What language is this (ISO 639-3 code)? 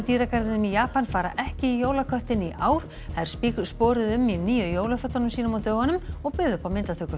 isl